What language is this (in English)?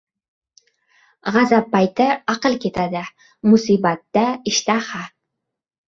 Uzbek